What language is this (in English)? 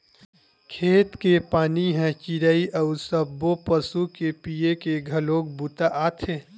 Chhattisgarhi